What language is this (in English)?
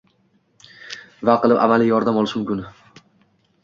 Uzbek